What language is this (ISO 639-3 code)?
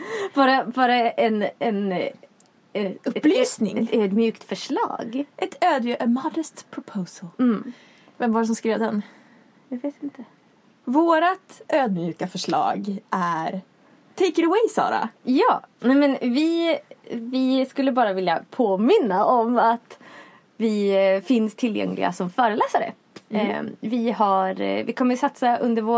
swe